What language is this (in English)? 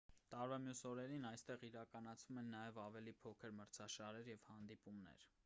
Armenian